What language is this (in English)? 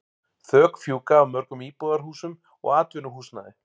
Icelandic